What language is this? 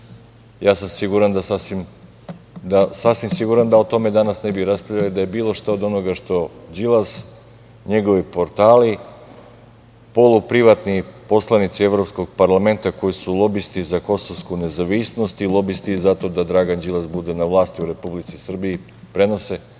Serbian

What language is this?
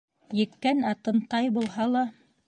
Bashkir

